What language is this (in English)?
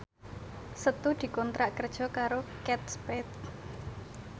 Javanese